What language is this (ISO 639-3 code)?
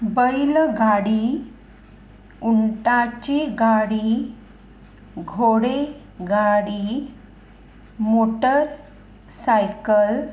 kok